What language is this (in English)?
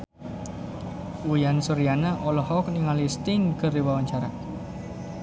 Sundanese